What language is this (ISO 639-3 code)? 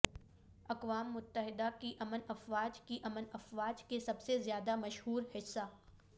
urd